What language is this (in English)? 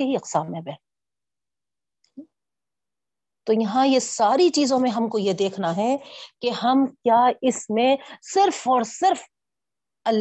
Urdu